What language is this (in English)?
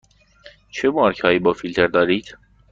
Persian